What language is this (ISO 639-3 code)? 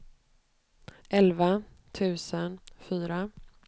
swe